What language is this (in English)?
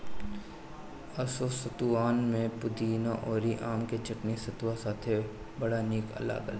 Bhojpuri